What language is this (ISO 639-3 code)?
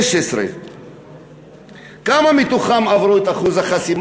heb